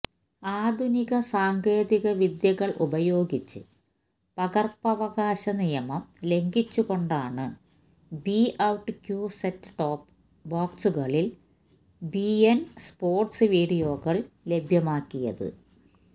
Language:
Malayalam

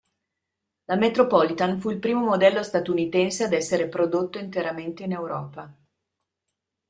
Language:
Italian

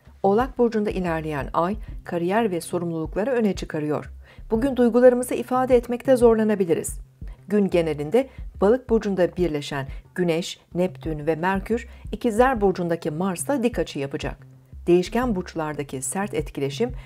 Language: Turkish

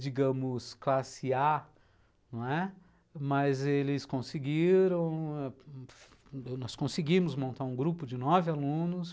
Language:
Portuguese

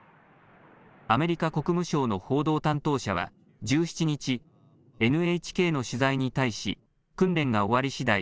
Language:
Japanese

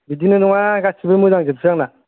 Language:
Bodo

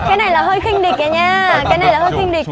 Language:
Vietnamese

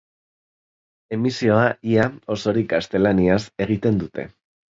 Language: Basque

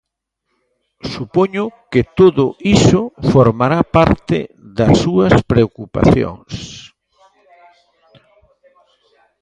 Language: Galician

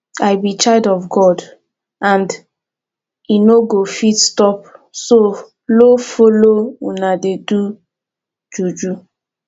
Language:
Nigerian Pidgin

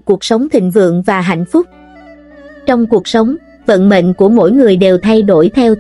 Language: Vietnamese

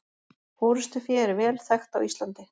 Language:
Icelandic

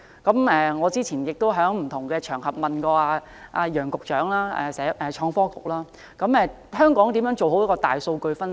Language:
Cantonese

